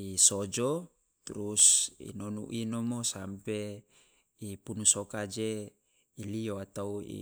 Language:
Loloda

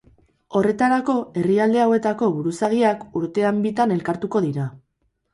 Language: Basque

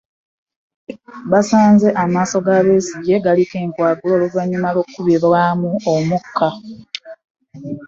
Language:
Ganda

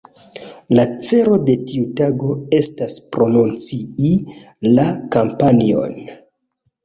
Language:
Esperanto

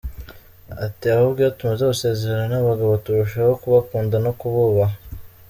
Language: Kinyarwanda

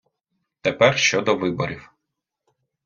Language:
Ukrainian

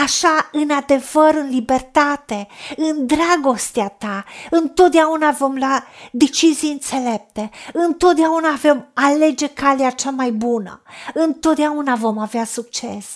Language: Romanian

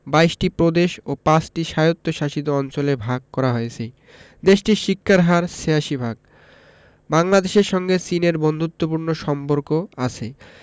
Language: Bangla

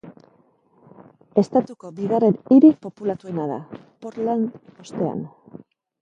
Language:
Basque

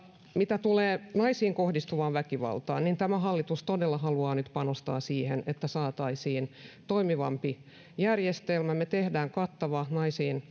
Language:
Finnish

